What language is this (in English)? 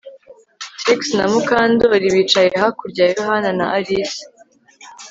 Kinyarwanda